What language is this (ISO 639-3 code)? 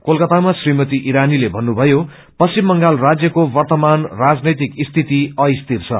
nep